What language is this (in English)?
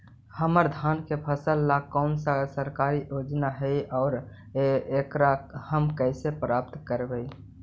Magahi